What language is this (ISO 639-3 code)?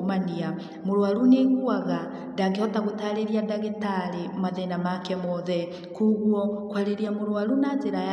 kik